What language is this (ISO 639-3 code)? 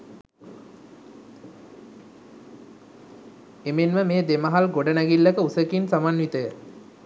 sin